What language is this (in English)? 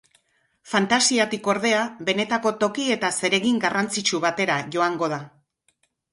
Basque